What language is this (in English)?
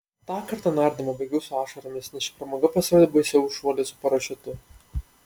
Lithuanian